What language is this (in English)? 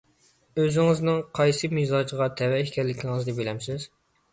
Uyghur